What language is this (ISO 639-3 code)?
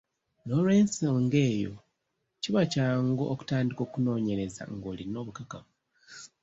lug